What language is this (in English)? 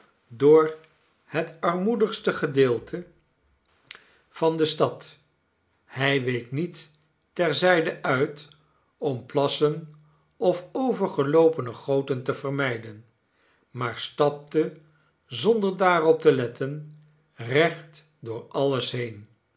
Dutch